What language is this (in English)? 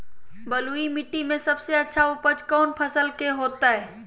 Magahi